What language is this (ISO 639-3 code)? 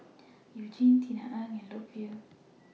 eng